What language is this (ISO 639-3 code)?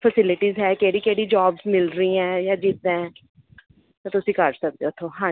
pan